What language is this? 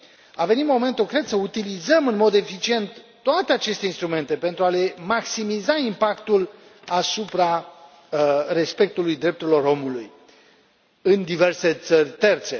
Romanian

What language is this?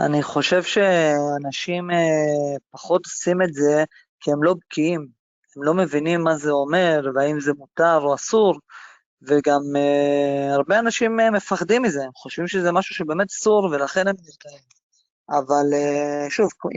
Hebrew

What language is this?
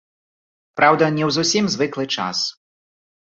Belarusian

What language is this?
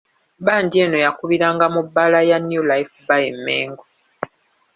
Ganda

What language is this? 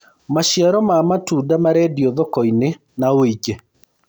Kikuyu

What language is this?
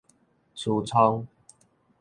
Min Nan Chinese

